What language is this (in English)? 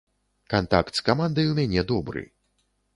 Belarusian